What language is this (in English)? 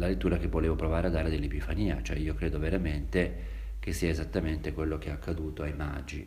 Italian